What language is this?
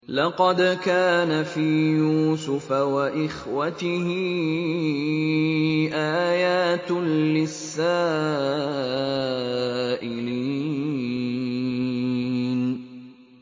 Arabic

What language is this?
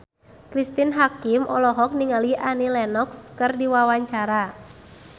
Sundanese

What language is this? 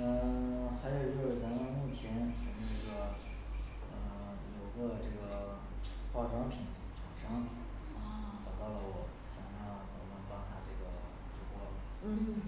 Chinese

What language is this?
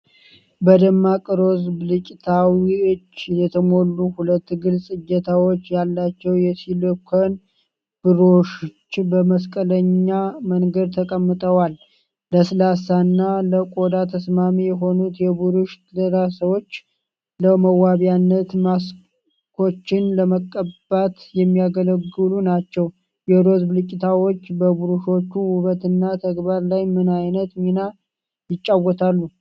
Amharic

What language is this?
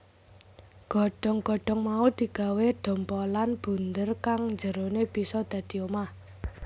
Javanese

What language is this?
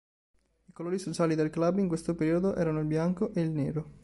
Italian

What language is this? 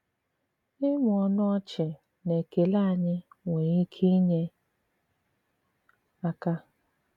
Igbo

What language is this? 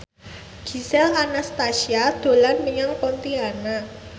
Javanese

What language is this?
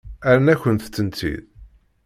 Kabyle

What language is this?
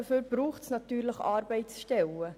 Swiss German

